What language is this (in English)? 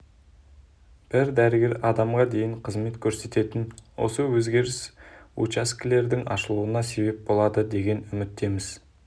Kazakh